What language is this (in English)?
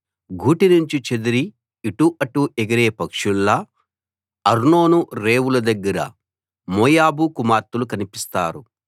Telugu